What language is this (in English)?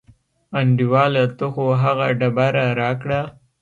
Pashto